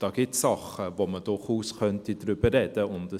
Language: Swiss German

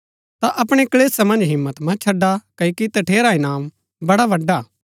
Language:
Gaddi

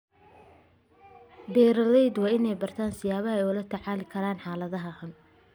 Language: Somali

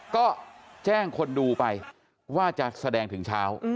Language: Thai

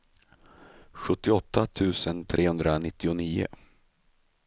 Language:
Swedish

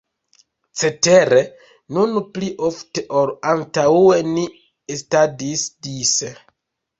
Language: Esperanto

